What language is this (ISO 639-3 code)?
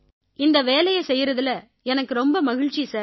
tam